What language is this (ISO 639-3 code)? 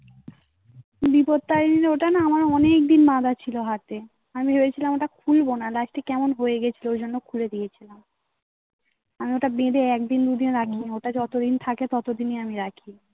ben